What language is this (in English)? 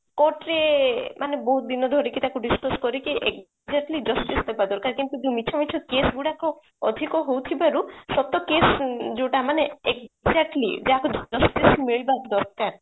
Odia